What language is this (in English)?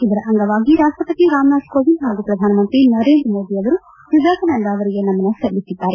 Kannada